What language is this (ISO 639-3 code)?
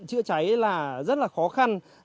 vie